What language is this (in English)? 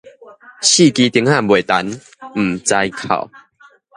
Min Nan Chinese